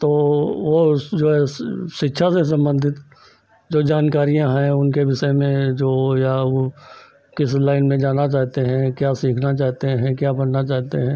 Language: Hindi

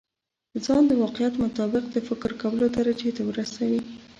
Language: Pashto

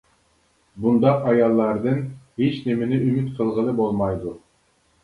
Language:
Uyghur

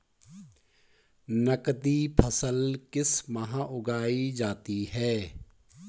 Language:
Hindi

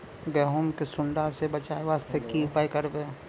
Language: Maithili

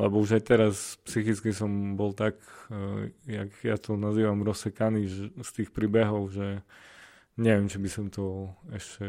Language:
Slovak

